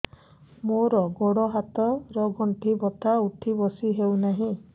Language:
Odia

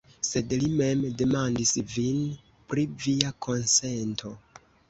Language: Esperanto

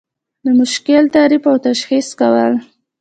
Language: Pashto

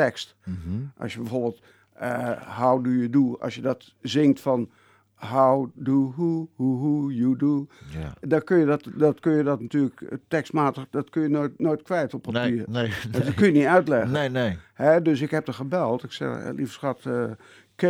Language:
Dutch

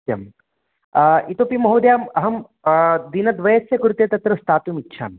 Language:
Sanskrit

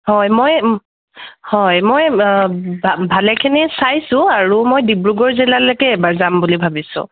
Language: Assamese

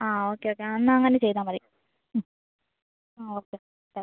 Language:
Malayalam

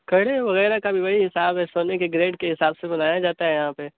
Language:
Urdu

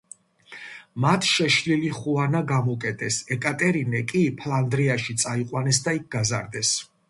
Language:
Georgian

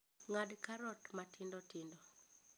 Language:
Luo (Kenya and Tanzania)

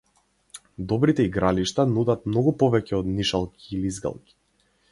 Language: Macedonian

